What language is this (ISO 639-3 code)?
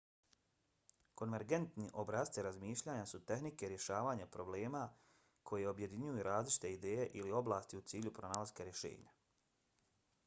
bos